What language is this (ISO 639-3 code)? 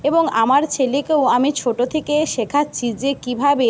ben